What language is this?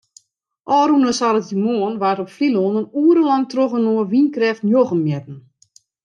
Western Frisian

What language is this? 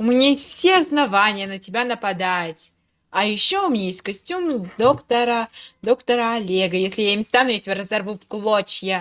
Russian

